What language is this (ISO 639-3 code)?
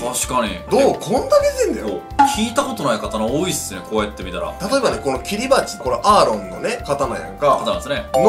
jpn